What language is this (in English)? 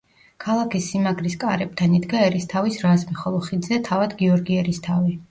Georgian